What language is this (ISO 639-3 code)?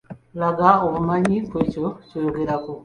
lug